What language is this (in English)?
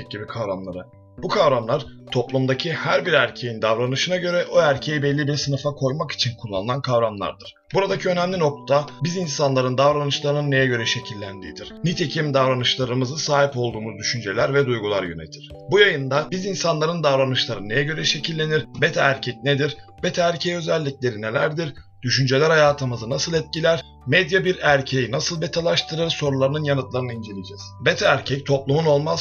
Turkish